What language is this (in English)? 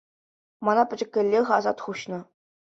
Chuvash